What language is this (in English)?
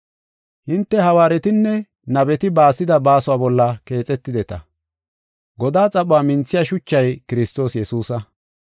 Gofa